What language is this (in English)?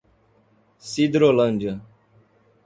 Portuguese